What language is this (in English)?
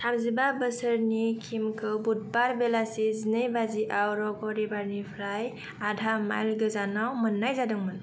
Bodo